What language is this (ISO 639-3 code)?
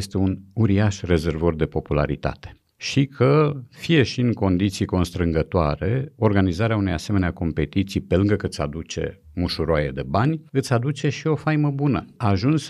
ron